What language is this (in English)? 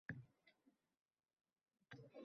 Uzbek